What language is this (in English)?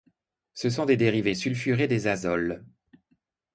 French